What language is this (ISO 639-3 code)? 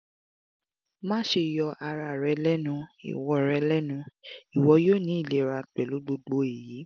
yor